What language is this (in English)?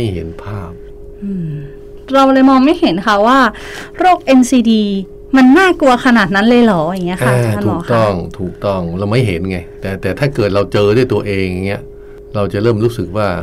Thai